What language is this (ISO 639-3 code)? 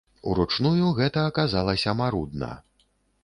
bel